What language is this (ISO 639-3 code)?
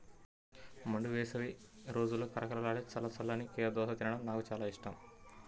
tel